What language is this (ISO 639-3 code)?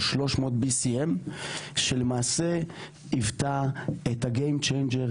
heb